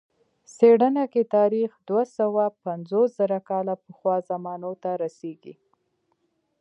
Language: Pashto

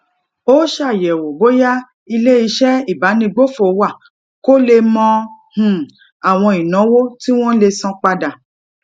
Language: Yoruba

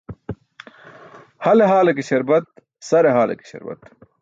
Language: Burushaski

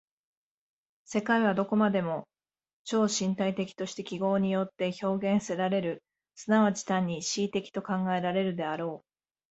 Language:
Japanese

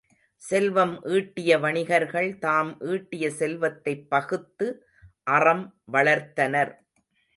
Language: Tamil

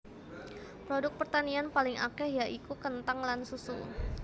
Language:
Javanese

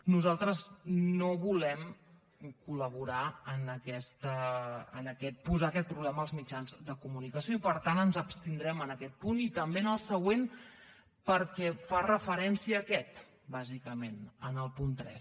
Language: Catalan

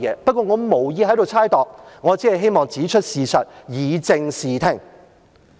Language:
Cantonese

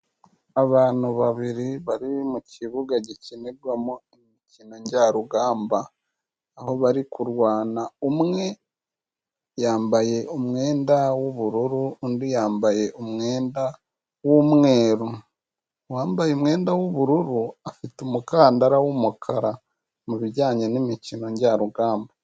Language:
Kinyarwanda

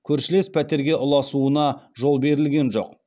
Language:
Kazakh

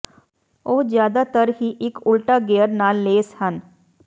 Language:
Punjabi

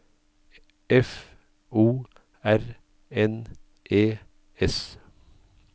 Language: Norwegian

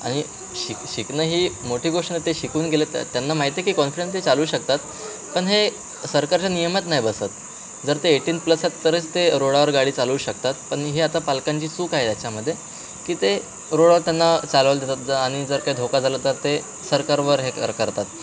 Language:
Marathi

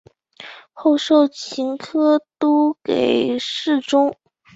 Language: Chinese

